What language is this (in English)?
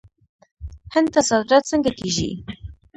Pashto